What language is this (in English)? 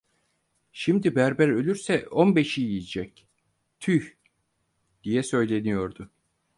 Turkish